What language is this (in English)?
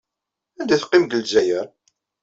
Kabyle